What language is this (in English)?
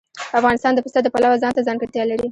Pashto